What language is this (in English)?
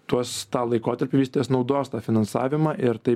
Lithuanian